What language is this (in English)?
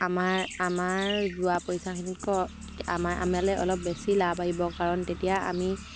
Assamese